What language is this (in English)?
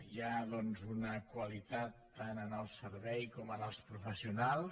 Catalan